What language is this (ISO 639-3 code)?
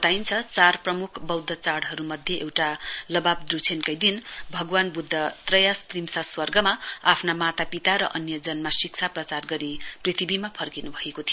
nep